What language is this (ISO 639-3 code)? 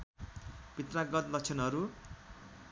nep